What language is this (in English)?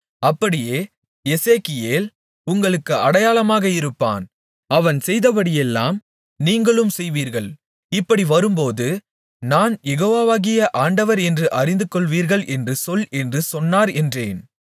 Tamil